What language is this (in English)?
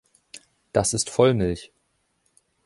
German